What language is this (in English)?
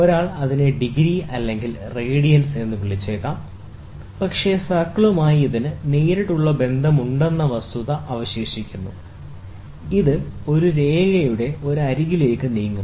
Malayalam